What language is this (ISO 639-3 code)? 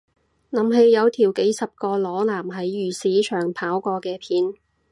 yue